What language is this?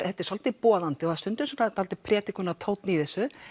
Icelandic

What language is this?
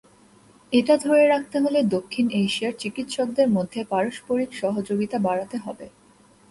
Bangla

